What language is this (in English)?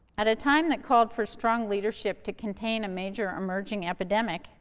English